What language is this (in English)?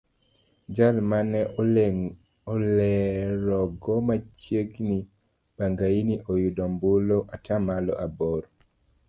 Luo (Kenya and Tanzania)